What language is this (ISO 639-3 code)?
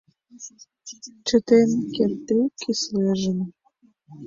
chm